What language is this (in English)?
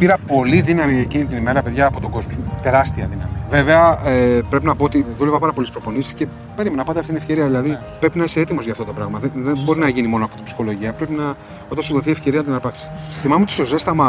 Greek